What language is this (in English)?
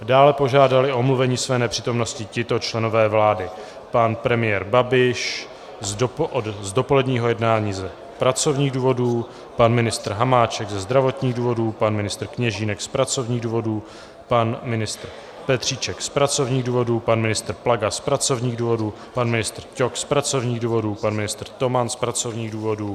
Czech